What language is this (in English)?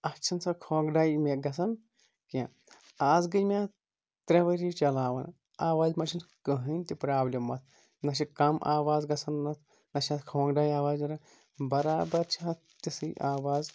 Kashmiri